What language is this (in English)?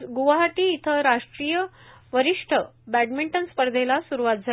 Marathi